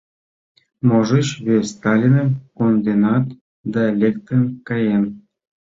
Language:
Mari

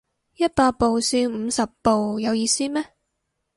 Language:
Cantonese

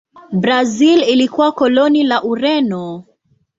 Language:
Swahili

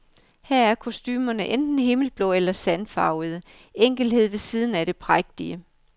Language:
Danish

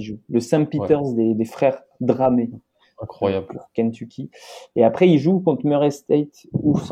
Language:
French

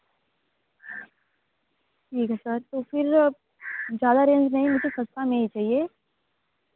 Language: Hindi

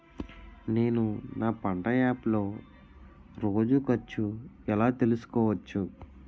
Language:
Telugu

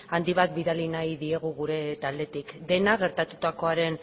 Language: Basque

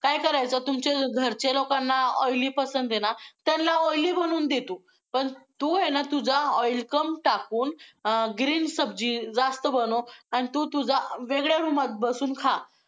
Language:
Marathi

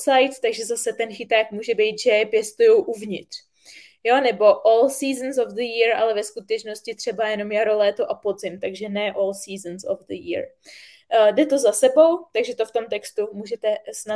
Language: Czech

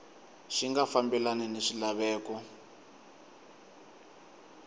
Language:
Tsonga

